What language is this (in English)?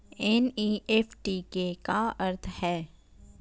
Chhattisgarhi